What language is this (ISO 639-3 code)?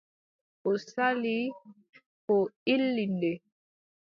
fub